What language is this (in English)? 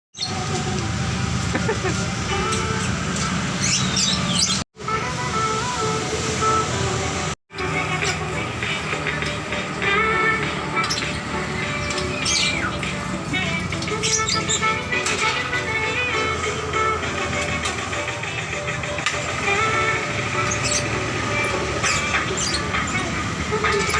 Indonesian